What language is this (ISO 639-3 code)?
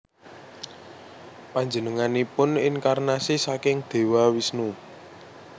jav